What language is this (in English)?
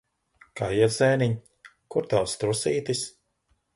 Latvian